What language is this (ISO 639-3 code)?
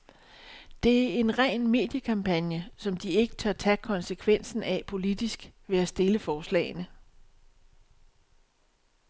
dan